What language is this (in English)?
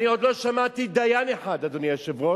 Hebrew